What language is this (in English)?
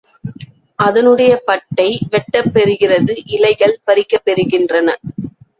Tamil